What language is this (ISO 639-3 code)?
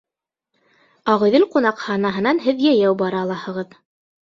bak